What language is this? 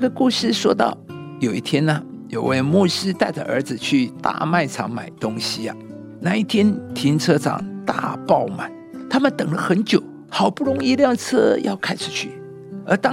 Chinese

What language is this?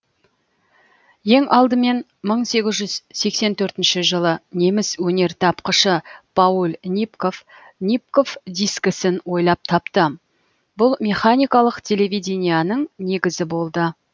Kazakh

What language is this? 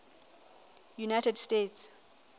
Southern Sotho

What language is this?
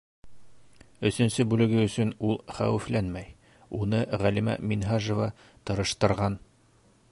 Bashkir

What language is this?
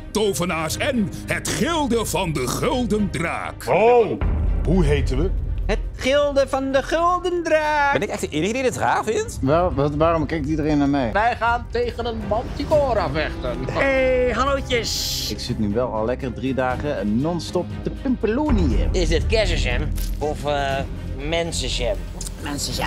Dutch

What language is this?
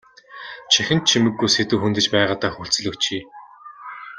Mongolian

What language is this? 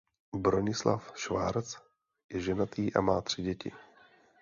Czech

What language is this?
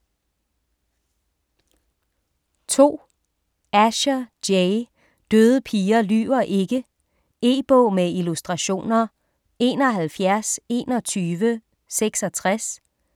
Danish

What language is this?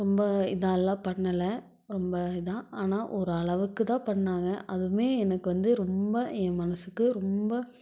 Tamil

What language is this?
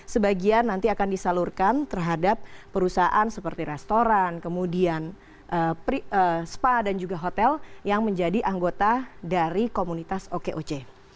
Indonesian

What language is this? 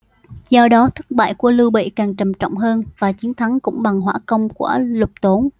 Vietnamese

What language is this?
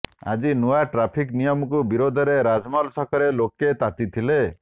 Odia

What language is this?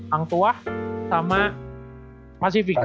Indonesian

